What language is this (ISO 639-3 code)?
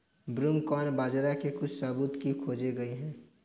hin